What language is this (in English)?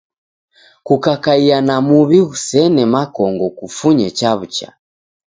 Taita